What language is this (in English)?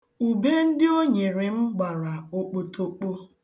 Igbo